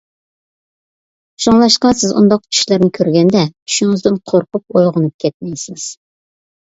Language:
Uyghur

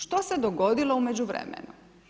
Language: Croatian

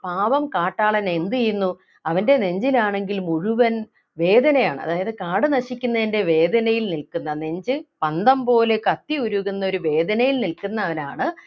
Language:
Malayalam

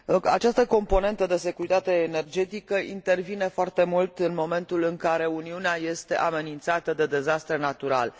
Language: Romanian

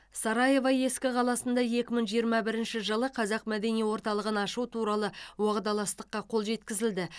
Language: Kazakh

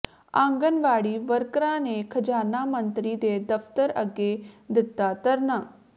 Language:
Punjabi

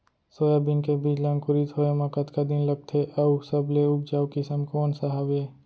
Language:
Chhattisgarhi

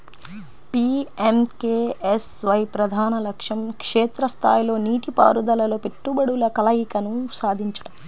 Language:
Telugu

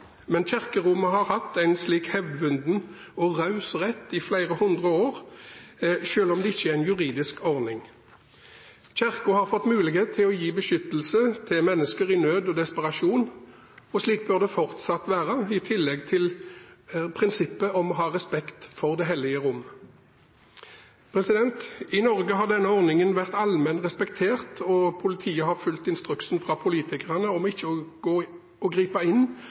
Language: Norwegian Bokmål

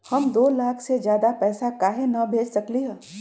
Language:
Magahi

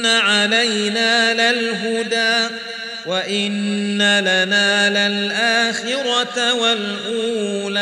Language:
Arabic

